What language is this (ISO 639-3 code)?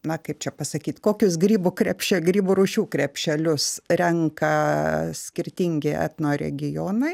lit